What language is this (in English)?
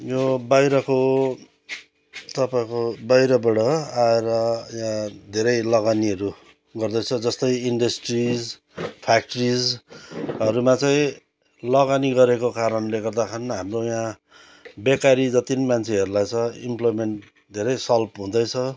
Nepali